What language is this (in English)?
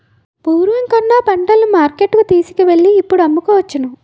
Telugu